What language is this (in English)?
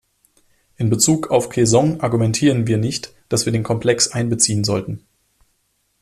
German